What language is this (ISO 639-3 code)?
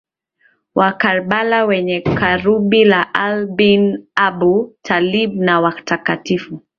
swa